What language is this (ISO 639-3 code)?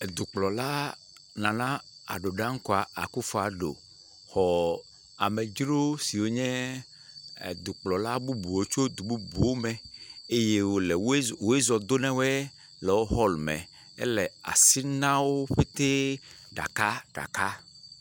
ewe